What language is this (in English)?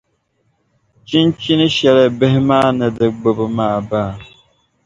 Dagbani